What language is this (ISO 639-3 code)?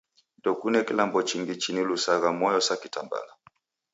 dav